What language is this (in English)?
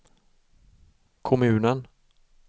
Swedish